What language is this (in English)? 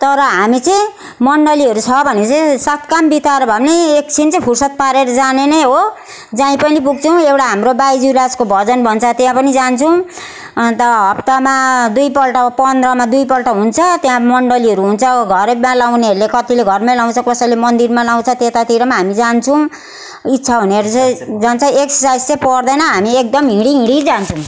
Nepali